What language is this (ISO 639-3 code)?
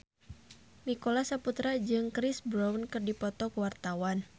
sun